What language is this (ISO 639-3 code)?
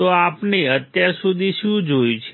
guj